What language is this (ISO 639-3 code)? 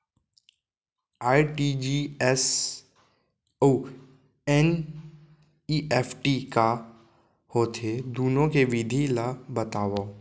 hne